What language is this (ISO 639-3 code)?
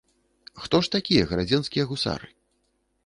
bel